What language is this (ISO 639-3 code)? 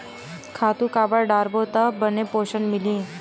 hne